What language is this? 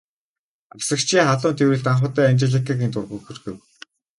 Mongolian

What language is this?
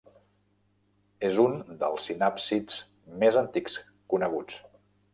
Catalan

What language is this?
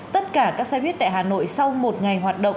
Vietnamese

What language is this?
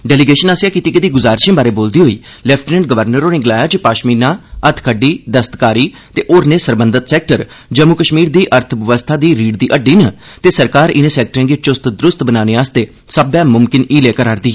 Dogri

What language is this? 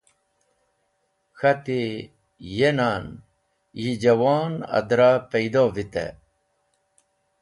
Wakhi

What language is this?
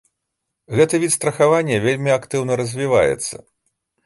Belarusian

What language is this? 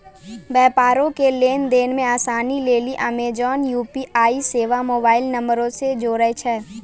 Maithili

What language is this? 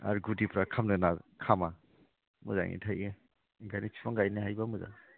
Bodo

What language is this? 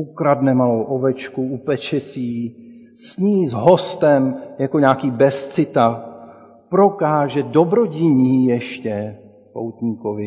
Czech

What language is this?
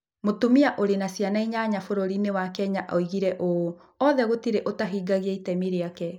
Kikuyu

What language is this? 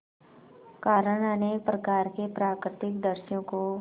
Hindi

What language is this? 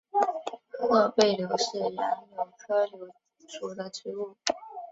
Chinese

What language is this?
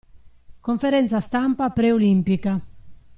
Italian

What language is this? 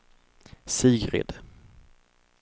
Swedish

